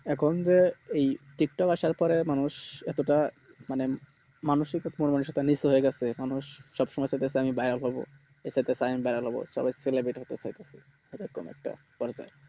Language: Bangla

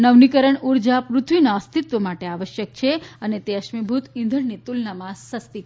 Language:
Gujarati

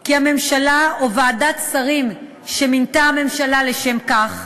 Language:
Hebrew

